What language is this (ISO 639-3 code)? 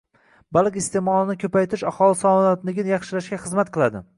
uzb